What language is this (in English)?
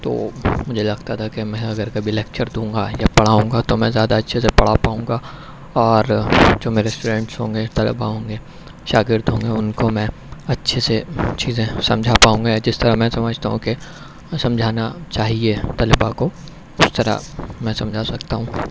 Urdu